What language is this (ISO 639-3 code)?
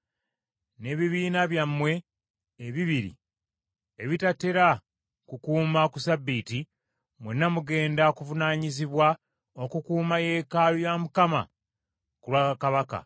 lug